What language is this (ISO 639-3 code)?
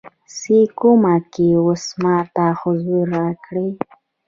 pus